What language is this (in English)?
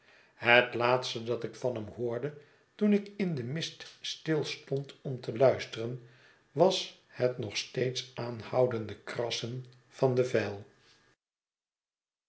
Dutch